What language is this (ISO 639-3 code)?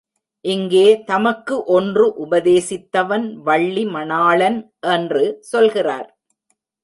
tam